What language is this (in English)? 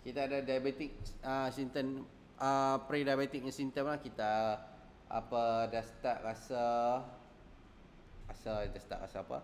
Malay